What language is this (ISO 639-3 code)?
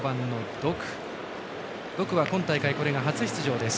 jpn